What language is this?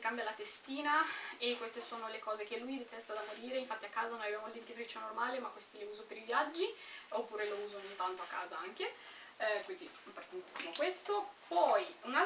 Italian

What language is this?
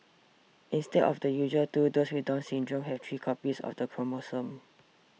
English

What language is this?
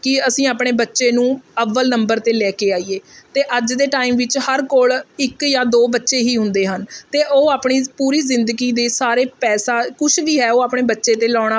Punjabi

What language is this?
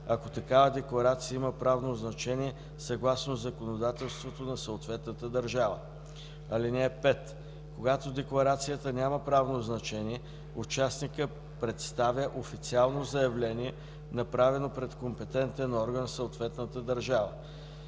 Bulgarian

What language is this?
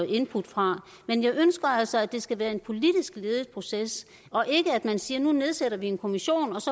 Danish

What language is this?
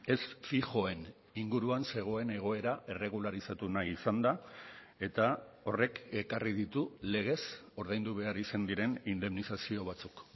Basque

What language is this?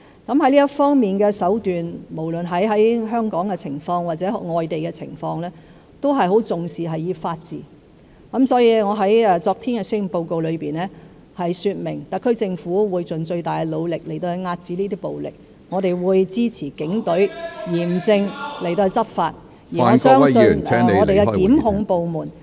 Cantonese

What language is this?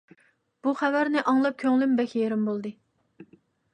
Uyghur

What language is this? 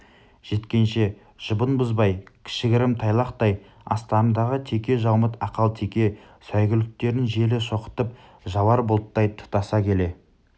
Kazakh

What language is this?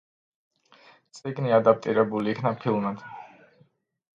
Georgian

